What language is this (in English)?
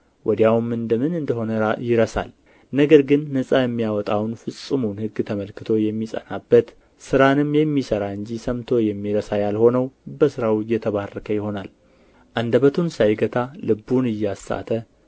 Amharic